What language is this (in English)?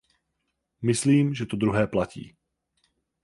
Czech